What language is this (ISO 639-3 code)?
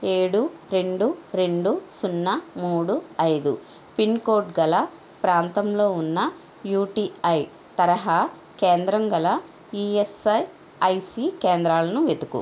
tel